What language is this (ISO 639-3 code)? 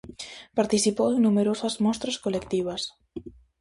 glg